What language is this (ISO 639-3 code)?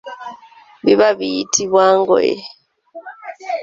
lug